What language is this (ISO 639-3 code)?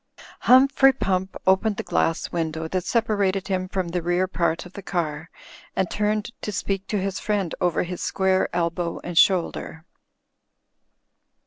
eng